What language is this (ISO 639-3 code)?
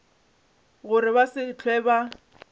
nso